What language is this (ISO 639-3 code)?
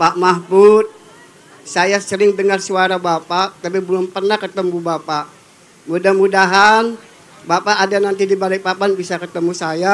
ind